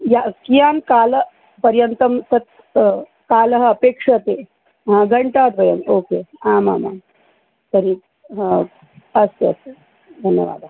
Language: Sanskrit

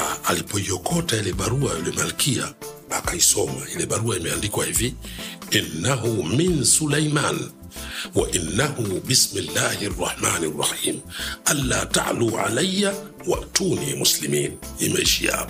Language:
Swahili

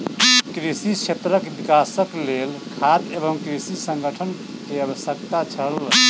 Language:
Maithili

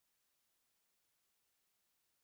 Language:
Chinese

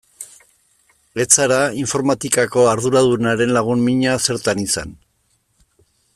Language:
Basque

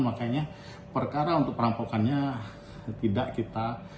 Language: Indonesian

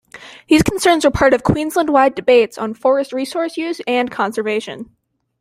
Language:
English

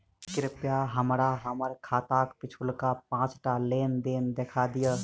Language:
Maithili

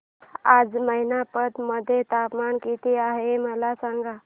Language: Marathi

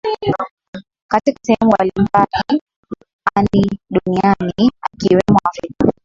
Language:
Swahili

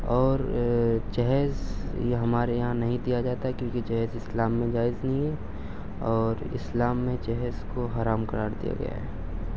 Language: Urdu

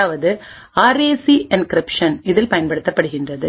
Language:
Tamil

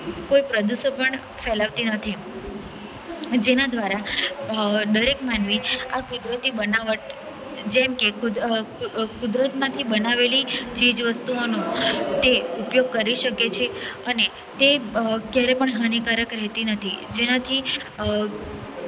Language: Gujarati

